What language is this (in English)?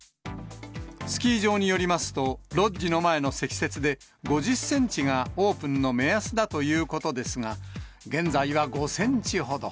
Japanese